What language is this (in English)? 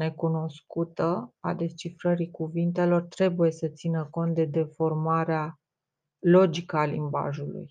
Romanian